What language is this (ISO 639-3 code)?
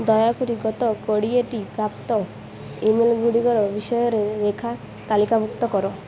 ori